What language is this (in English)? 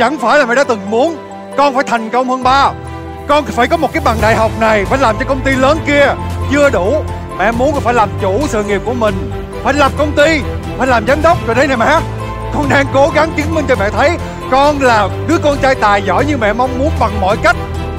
Vietnamese